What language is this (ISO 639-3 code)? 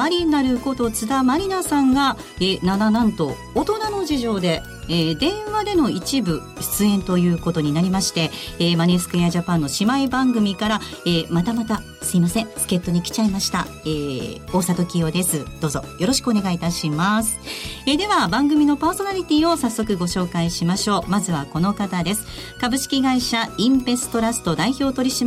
jpn